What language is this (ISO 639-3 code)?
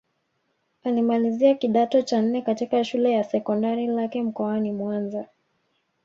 swa